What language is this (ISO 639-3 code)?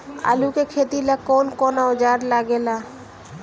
bho